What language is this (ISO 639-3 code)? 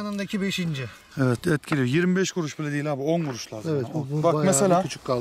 tur